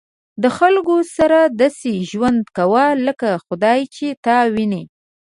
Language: Pashto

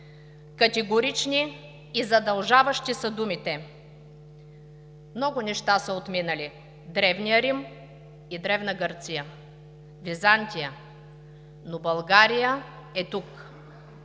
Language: Bulgarian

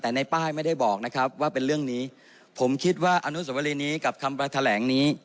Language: Thai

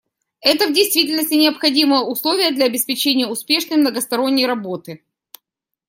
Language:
Russian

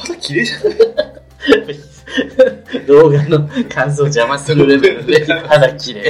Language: Japanese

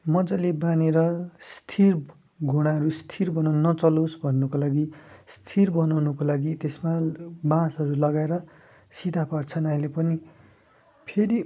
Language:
Nepali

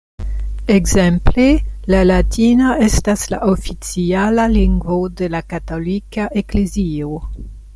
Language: Esperanto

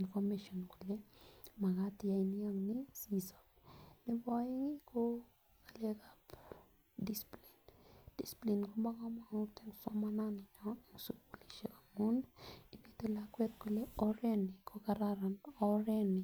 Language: Kalenjin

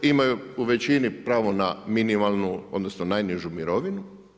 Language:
Croatian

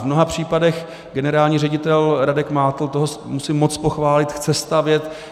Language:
Czech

